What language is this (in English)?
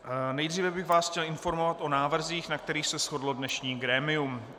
Czech